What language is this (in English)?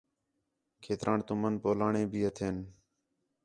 Khetrani